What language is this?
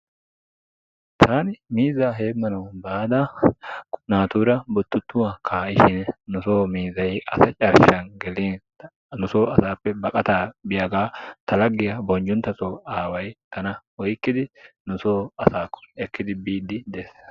Wolaytta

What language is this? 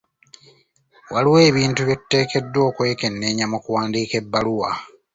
Ganda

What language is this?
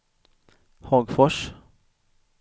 Swedish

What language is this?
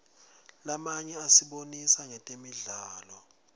Swati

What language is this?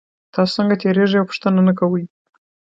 Pashto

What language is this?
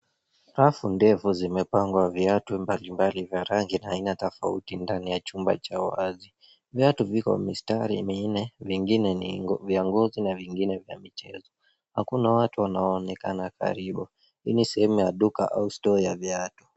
Swahili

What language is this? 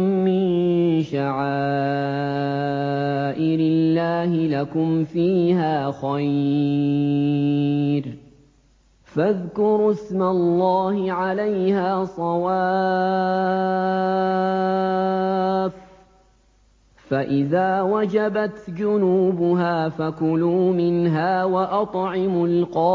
Arabic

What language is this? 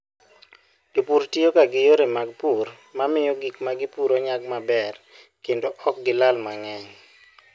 Luo (Kenya and Tanzania)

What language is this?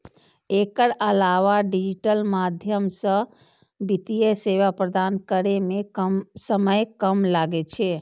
Maithili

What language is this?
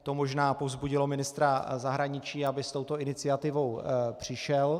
Czech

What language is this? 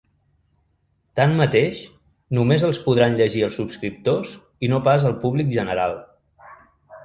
Catalan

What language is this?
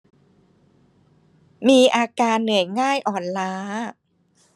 Thai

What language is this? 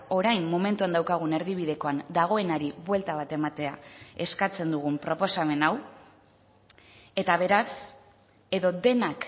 Basque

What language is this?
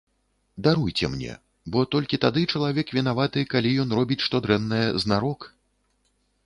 Belarusian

